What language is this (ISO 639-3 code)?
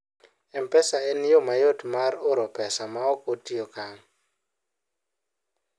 luo